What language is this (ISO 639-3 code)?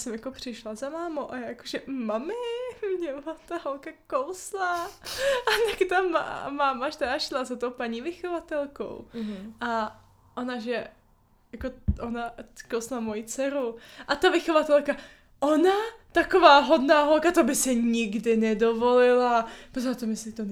ces